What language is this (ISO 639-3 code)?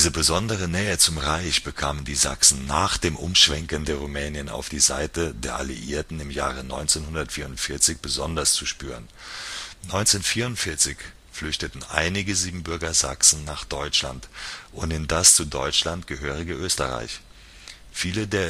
deu